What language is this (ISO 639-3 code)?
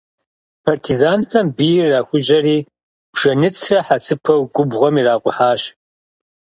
kbd